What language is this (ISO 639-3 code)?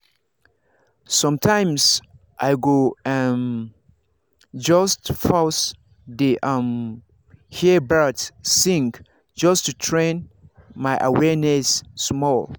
pcm